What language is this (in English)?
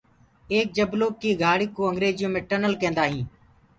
Gurgula